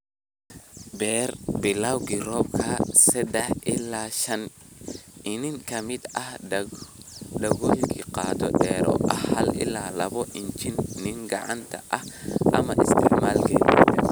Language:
Somali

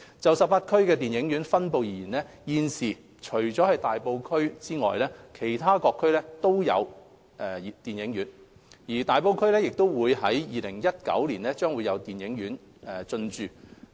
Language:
Cantonese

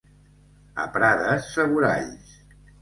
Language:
Catalan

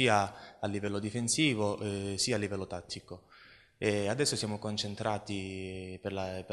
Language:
Italian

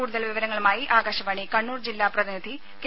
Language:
Malayalam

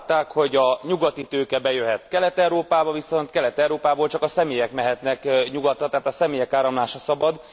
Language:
Hungarian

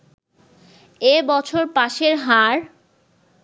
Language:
Bangla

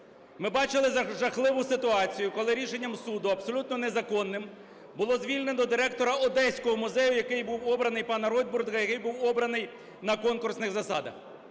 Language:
Ukrainian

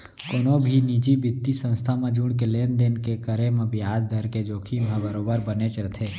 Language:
Chhattisgarhi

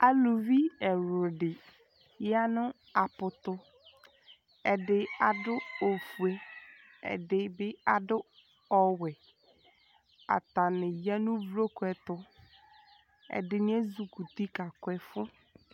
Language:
Ikposo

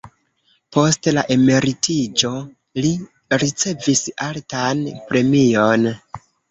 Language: Esperanto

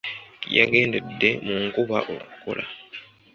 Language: Ganda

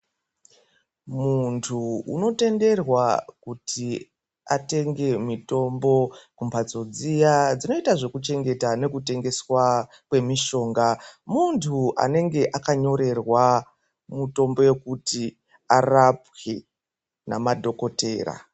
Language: Ndau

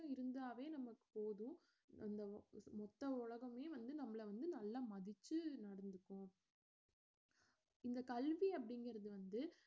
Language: Tamil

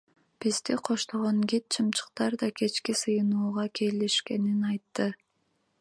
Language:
Kyrgyz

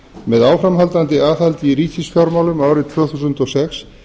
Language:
Icelandic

